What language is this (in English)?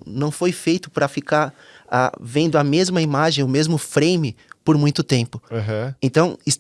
Portuguese